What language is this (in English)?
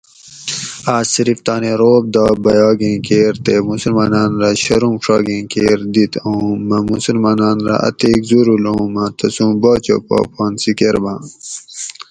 Gawri